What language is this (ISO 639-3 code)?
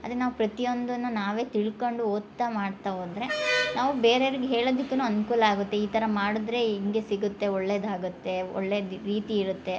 kan